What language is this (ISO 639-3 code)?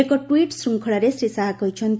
ori